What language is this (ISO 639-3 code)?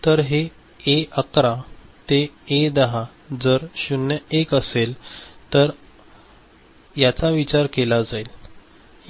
mar